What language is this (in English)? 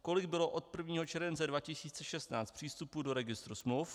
Czech